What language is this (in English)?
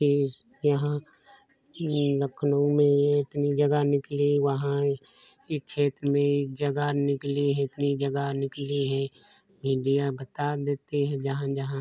Hindi